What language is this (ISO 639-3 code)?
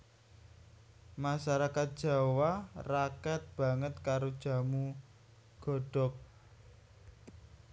jav